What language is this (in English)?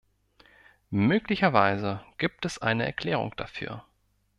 German